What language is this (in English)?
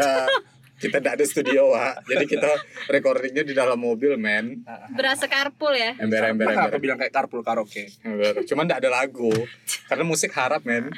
Indonesian